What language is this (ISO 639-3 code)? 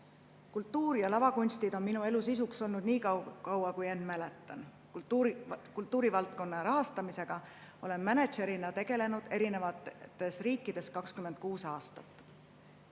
est